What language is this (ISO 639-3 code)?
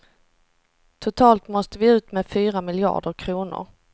swe